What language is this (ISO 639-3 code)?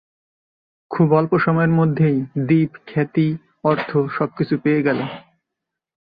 ben